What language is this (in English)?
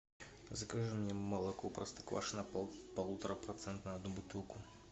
Russian